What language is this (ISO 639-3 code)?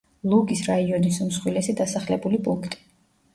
kat